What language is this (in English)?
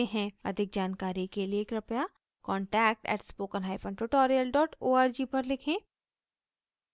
Hindi